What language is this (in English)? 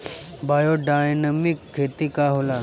Bhojpuri